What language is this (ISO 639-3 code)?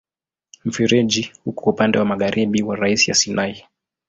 swa